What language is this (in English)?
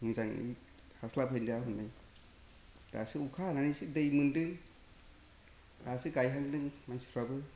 Bodo